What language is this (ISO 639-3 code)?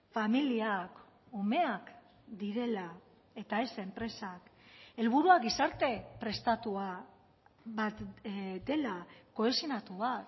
eus